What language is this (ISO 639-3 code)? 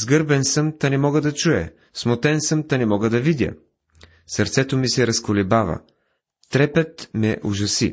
bul